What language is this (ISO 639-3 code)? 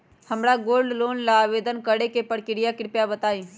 mag